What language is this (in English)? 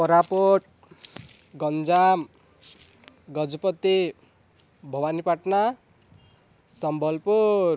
Odia